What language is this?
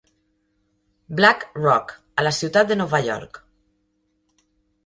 Catalan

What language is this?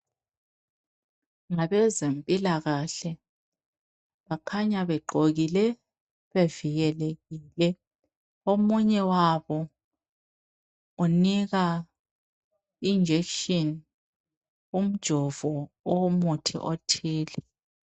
North Ndebele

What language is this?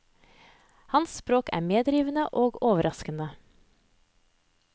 Norwegian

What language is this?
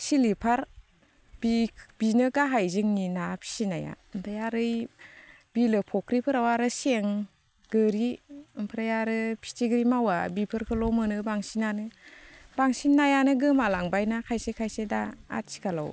Bodo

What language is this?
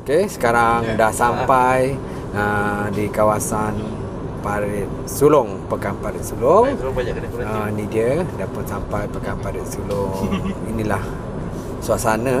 Malay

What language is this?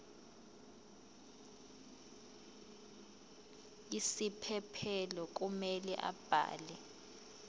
Zulu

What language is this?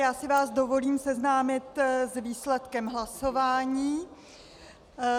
Czech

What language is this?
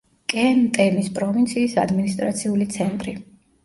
Georgian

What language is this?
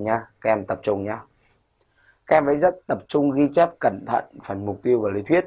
Vietnamese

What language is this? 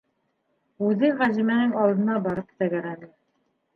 Bashkir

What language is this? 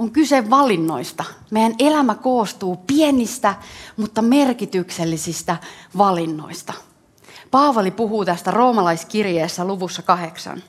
Finnish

